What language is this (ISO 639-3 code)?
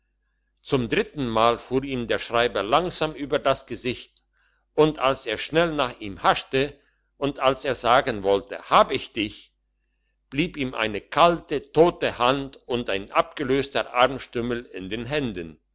deu